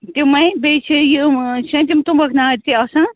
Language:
Kashmiri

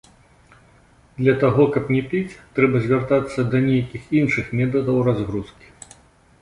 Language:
Belarusian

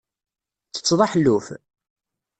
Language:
Kabyle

